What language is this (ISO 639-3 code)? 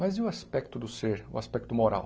por